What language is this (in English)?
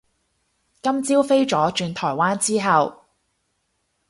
Cantonese